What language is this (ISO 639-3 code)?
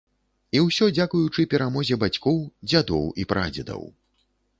bel